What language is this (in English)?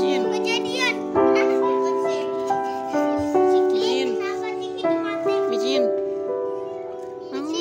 Korean